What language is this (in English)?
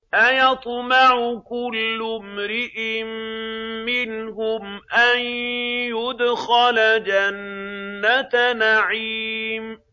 Arabic